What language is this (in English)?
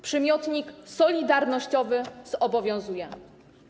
Polish